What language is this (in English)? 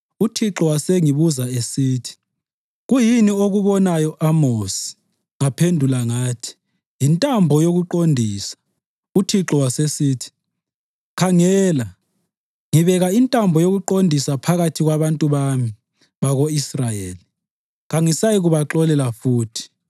North Ndebele